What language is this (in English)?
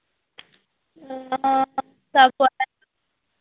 Maithili